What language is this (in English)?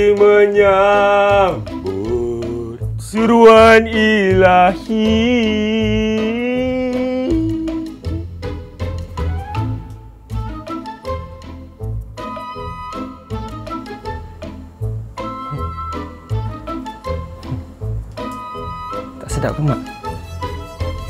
Malay